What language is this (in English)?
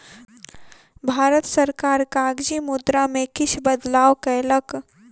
Maithili